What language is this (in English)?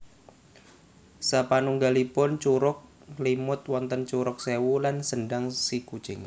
Javanese